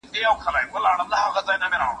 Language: Pashto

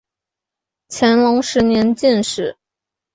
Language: Chinese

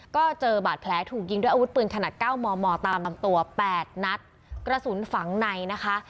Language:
Thai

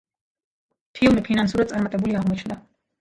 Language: Georgian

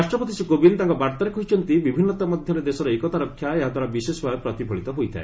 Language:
Odia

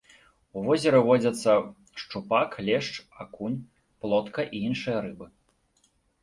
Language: Belarusian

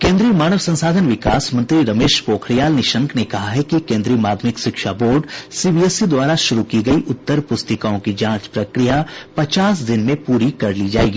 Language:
Hindi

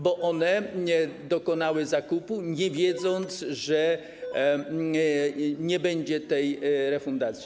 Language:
Polish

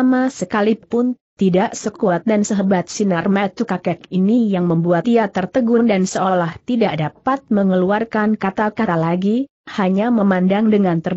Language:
Indonesian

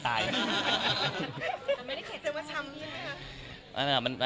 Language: Thai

